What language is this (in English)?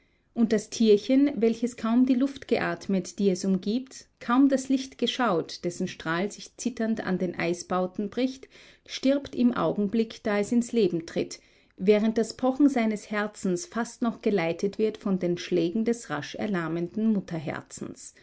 German